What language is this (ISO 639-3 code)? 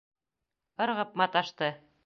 bak